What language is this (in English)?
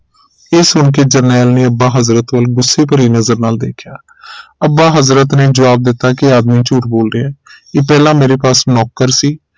Punjabi